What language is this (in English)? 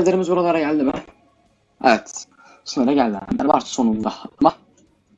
Turkish